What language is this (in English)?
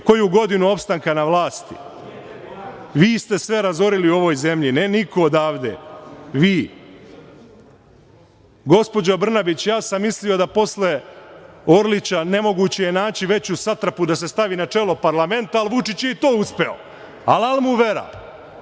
Serbian